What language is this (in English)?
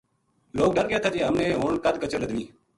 Gujari